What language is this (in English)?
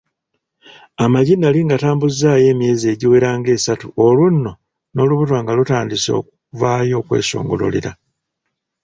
Ganda